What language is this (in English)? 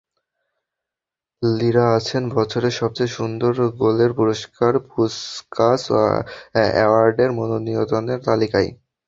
Bangla